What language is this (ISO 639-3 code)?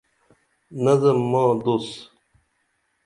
dml